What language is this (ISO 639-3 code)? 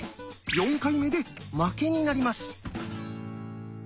jpn